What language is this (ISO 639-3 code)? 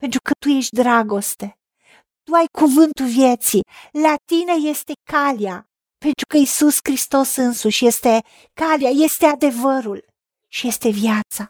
ron